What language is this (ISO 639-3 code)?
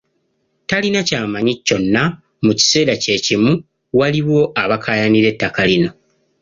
lug